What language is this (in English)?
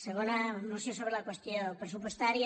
Catalan